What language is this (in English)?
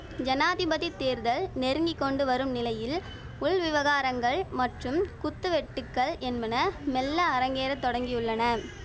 Tamil